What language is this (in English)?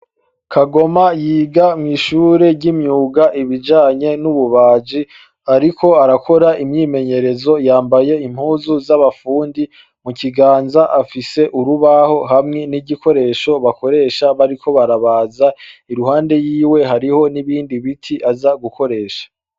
Rundi